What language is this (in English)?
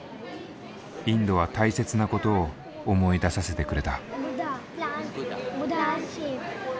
Japanese